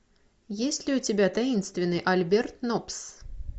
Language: Russian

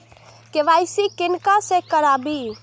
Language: Maithili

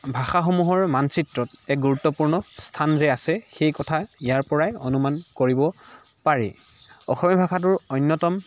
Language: Assamese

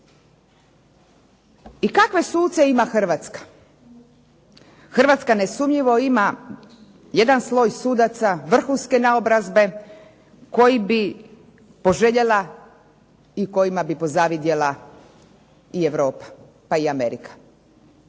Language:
Croatian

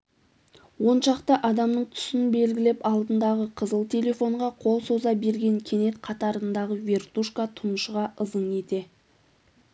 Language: Kazakh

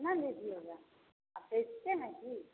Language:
Hindi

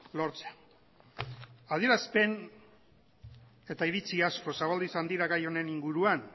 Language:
Basque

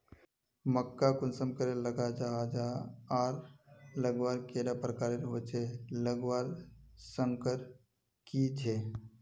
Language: Magahi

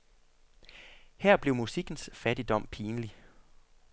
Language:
Danish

